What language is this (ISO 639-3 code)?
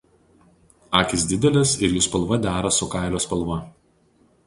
lit